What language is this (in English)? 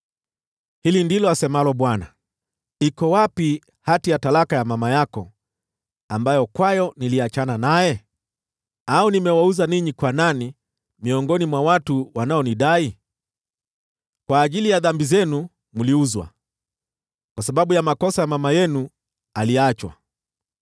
Swahili